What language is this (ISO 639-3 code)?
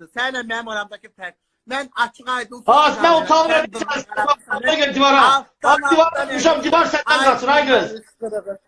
tur